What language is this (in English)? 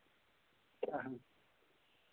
Dogri